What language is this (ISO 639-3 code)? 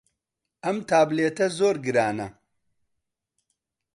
ckb